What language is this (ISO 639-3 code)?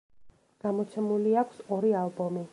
kat